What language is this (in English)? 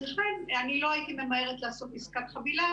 Hebrew